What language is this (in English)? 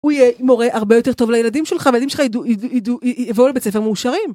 Hebrew